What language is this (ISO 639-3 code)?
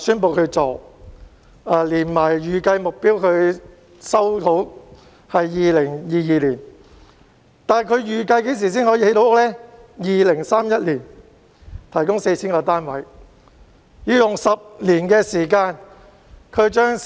yue